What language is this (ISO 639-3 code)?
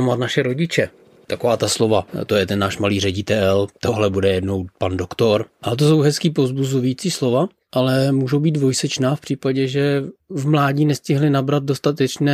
ces